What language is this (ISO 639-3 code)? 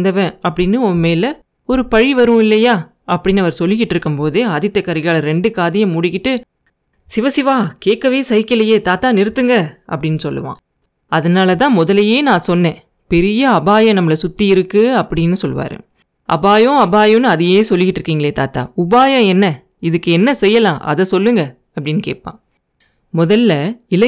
tam